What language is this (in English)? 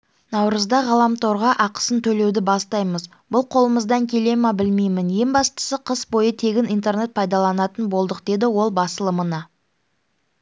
Kazakh